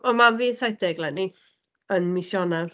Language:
Welsh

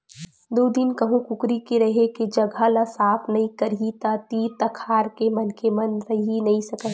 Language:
Chhattisgarhi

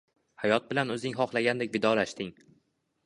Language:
Uzbek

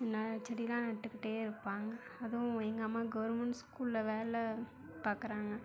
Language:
Tamil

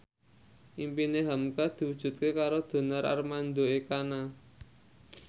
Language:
Javanese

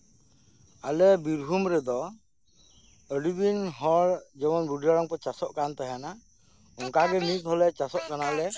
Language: Santali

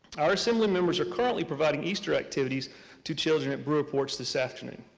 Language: English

